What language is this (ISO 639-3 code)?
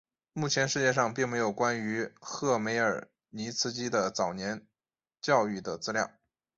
zho